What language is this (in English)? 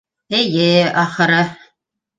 Bashkir